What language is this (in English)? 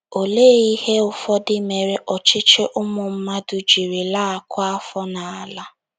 Igbo